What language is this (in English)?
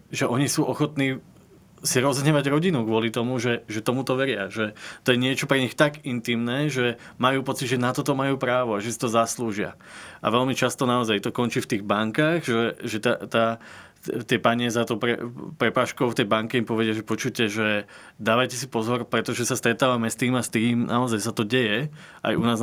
Slovak